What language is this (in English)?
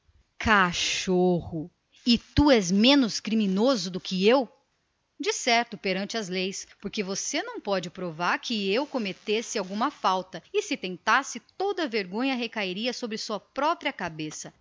Portuguese